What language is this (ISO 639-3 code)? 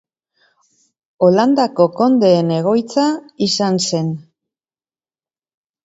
eus